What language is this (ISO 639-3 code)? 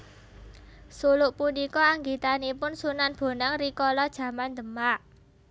jav